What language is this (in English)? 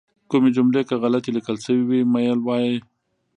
Pashto